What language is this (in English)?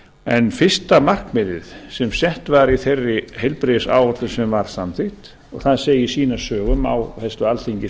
Icelandic